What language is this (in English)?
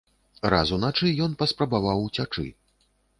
Belarusian